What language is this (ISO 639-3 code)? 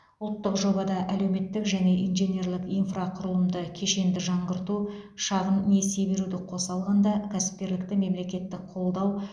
kaz